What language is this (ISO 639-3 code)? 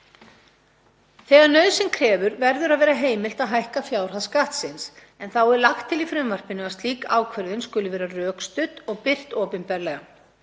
isl